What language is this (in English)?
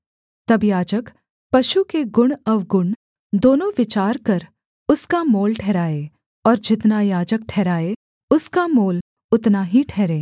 Hindi